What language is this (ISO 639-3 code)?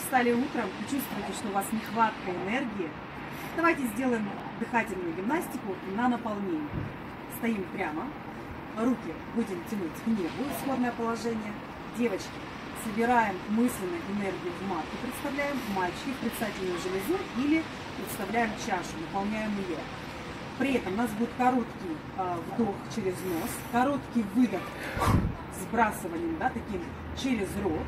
rus